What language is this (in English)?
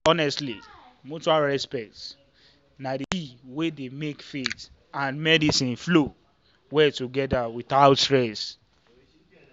Nigerian Pidgin